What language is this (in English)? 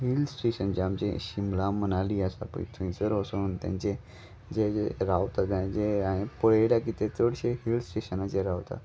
Konkani